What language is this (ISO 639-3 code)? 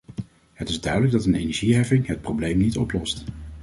nld